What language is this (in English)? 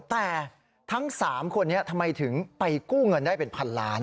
Thai